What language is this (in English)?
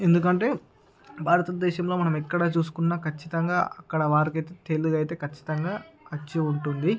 Telugu